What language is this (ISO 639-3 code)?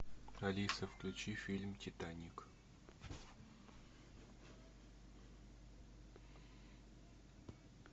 rus